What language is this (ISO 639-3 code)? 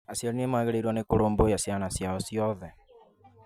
kik